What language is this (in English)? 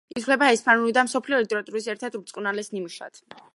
Georgian